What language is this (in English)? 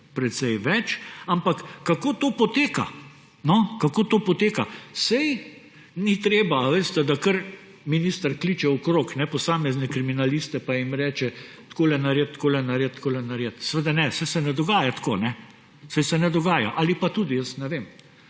Slovenian